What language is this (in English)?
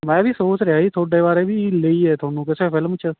Punjabi